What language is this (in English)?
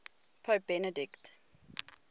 English